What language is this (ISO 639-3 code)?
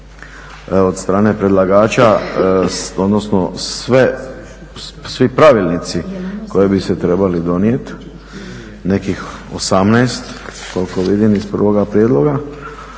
hrv